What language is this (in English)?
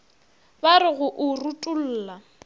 Northern Sotho